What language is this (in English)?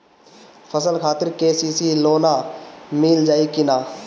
Bhojpuri